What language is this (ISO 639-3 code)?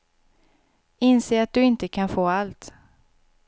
swe